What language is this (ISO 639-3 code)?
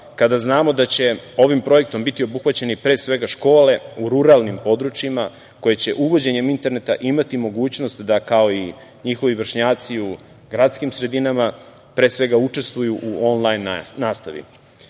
srp